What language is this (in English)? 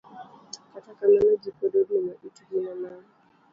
Luo (Kenya and Tanzania)